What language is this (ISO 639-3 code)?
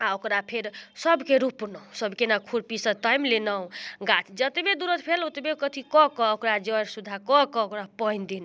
mai